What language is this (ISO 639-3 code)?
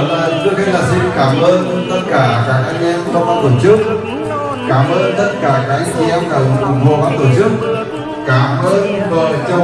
vie